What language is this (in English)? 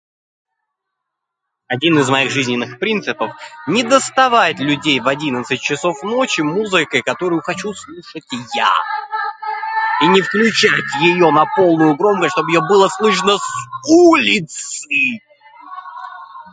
Russian